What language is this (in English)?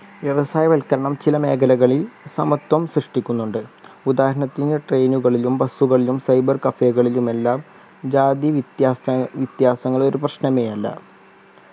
Malayalam